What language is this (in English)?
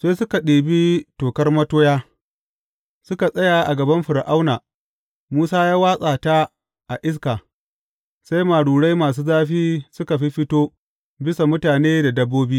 Hausa